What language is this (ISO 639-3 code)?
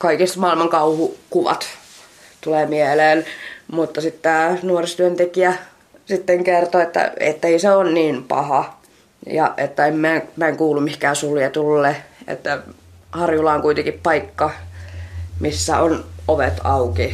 fin